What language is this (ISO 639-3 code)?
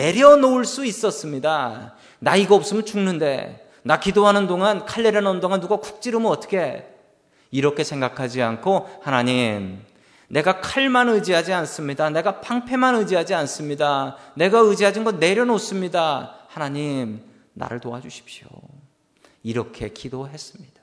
kor